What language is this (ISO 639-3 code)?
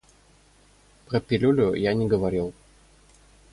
rus